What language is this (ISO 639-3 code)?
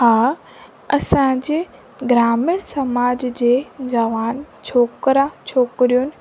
snd